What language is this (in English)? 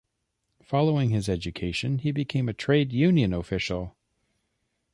English